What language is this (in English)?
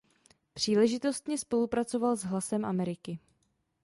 Czech